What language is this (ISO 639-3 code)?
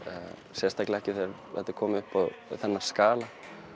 isl